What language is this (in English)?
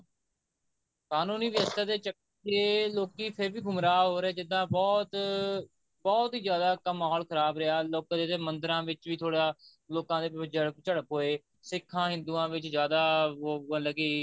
Punjabi